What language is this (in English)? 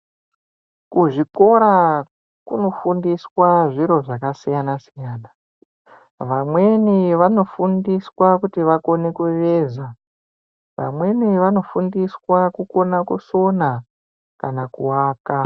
Ndau